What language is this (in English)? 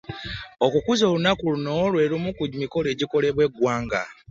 Ganda